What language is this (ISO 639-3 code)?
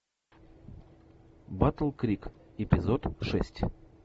rus